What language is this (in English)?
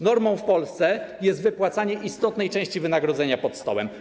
Polish